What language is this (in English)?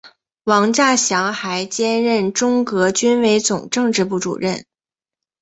Chinese